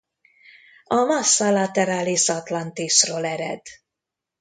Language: Hungarian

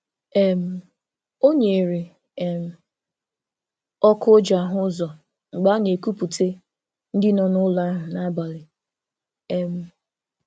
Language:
Igbo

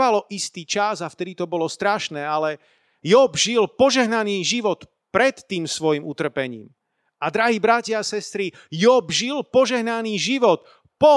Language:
Slovak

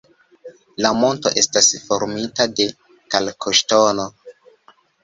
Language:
Esperanto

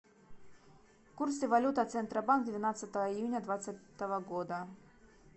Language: Russian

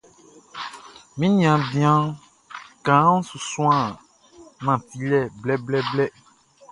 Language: Baoulé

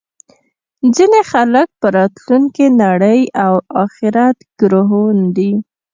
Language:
Pashto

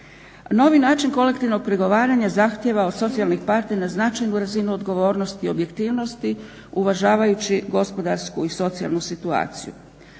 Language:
Croatian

